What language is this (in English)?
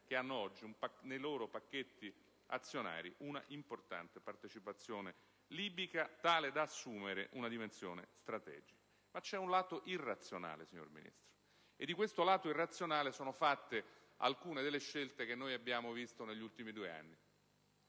Italian